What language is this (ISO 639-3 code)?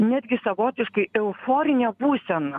lit